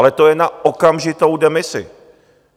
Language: Czech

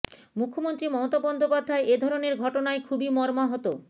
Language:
Bangla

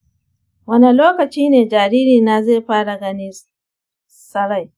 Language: Hausa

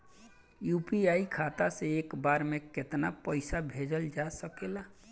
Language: Bhojpuri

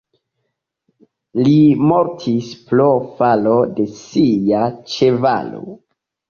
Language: Esperanto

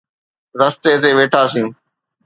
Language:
Sindhi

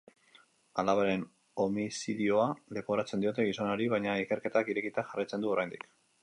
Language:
Basque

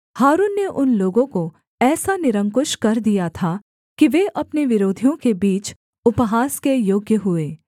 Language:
Hindi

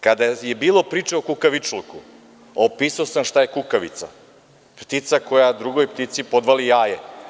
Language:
Serbian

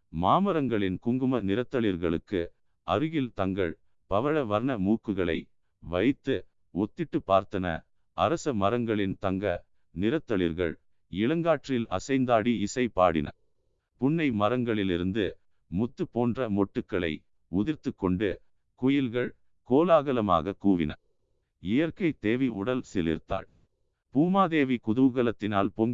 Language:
Tamil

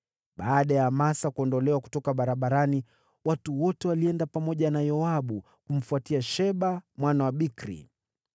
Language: Swahili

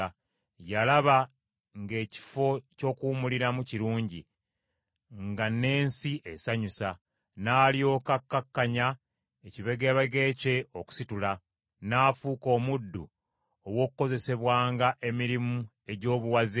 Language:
Ganda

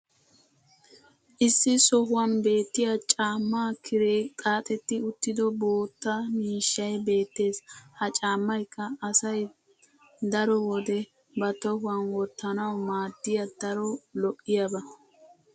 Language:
Wolaytta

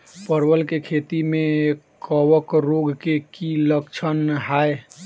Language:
Maithili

